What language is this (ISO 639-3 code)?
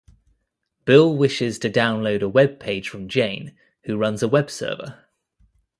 eng